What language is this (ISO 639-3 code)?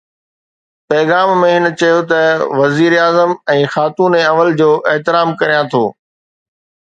snd